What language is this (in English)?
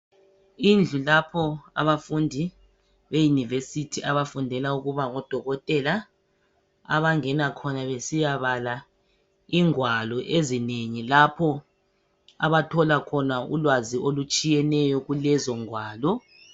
North Ndebele